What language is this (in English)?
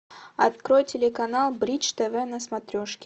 Russian